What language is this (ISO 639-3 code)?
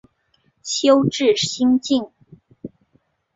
zho